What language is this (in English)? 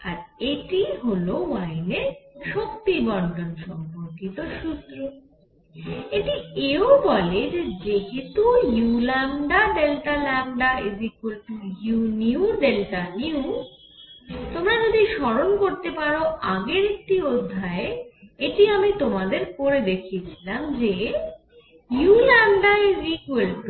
Bangla